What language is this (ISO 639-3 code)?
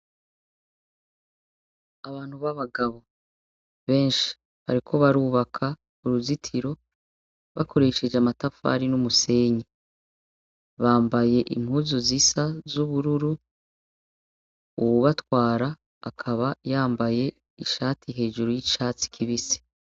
run